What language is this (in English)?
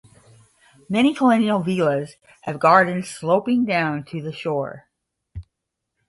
English